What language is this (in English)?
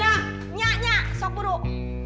Indonesian